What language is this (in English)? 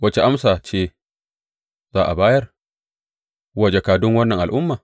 Hausa